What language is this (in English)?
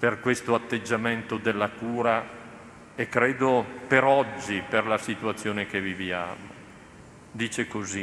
Italian